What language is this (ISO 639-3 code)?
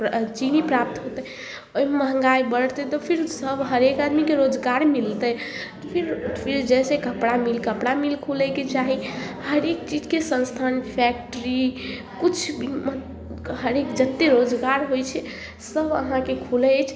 mai